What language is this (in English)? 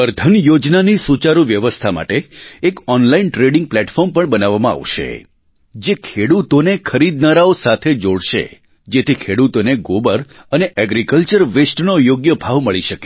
Gujarati